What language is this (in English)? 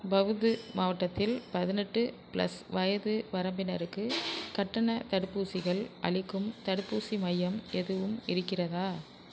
Tamil